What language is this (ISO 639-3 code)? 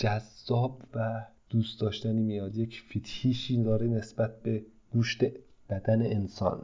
fas